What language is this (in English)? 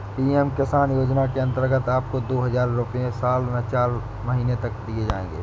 Hindi